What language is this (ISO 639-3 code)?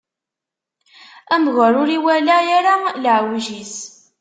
kab